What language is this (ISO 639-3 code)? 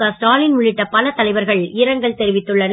tam